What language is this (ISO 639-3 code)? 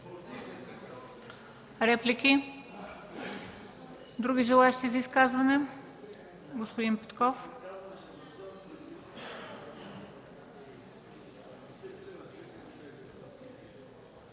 bul